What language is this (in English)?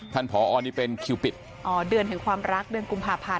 Thai